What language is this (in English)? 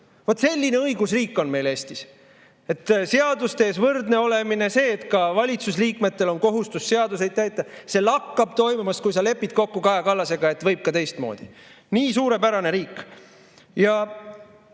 Estonian